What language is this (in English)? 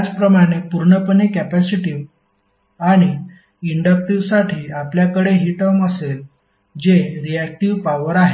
Marathi